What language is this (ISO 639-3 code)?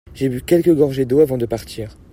fra